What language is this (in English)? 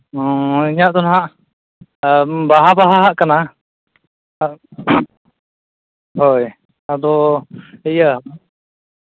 Santali